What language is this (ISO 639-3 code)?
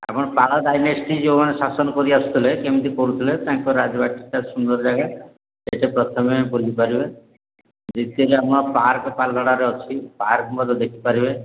ori